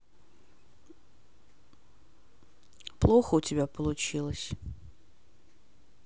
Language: Russian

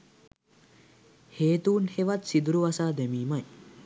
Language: Sinhala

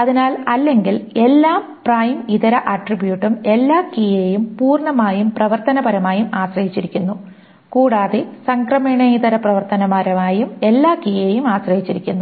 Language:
Malayalam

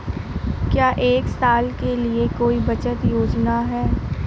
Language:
Hindi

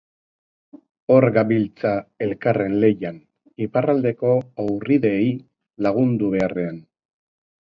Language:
Basque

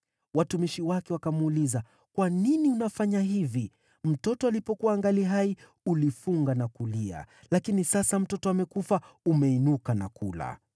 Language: Swahili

